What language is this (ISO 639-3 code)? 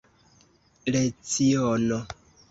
epo